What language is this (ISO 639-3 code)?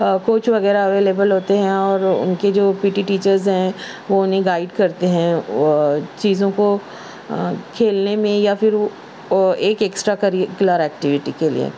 urd